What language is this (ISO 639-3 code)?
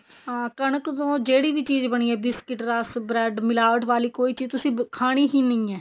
pan